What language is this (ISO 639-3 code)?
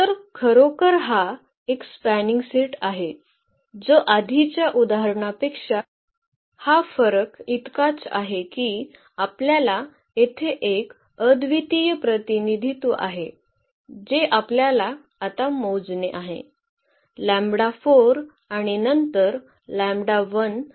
mar